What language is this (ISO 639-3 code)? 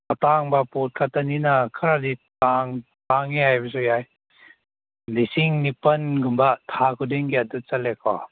mni